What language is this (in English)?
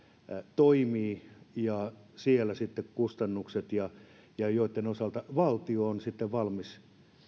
Finnish